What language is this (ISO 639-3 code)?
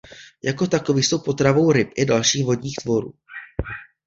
ces